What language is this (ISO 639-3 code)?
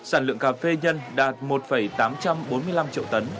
vie